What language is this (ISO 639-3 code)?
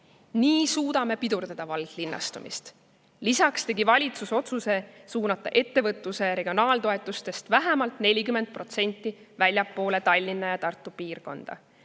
est